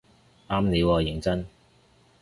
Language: Cantonese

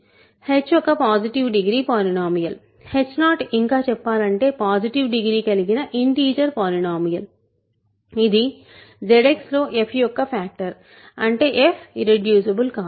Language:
Telugu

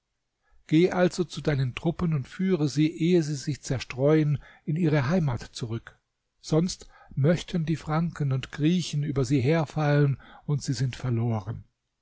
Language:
German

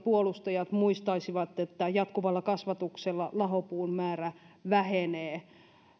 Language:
Finnish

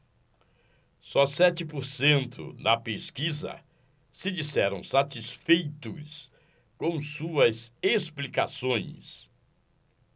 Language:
Portuguese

